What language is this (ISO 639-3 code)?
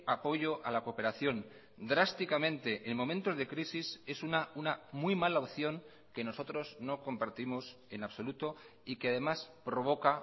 spa